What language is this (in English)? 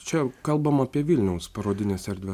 Lithuanian